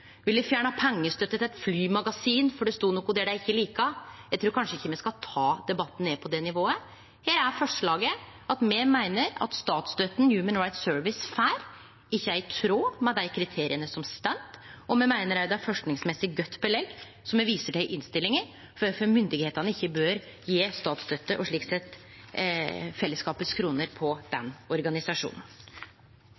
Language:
Norwegian Nynorsk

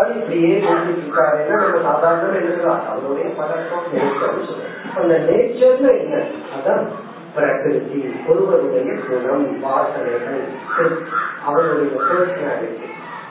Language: Tamil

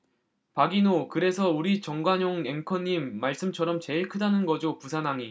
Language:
Korean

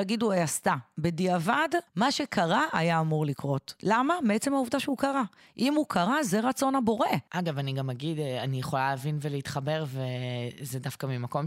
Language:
Hebrew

